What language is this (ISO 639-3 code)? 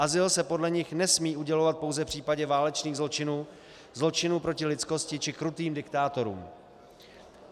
ces